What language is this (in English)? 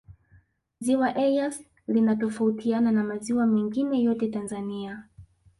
Swahili